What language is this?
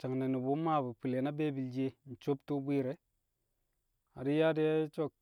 Kamo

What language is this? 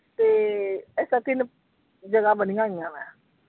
Punjabi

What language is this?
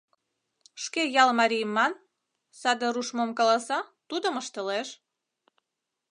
Mari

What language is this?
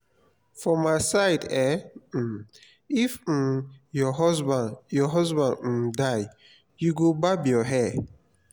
Nigerian Pidgin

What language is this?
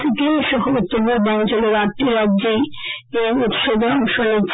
Bangla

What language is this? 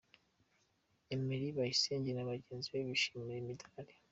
Kinyarwanda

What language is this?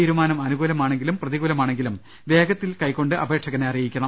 Malayalam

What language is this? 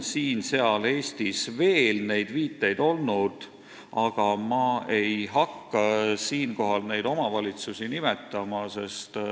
Estonian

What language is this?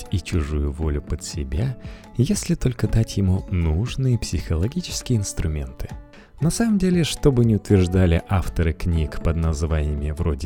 Russian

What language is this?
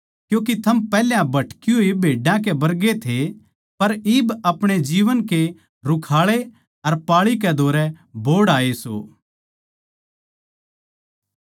Haryanvi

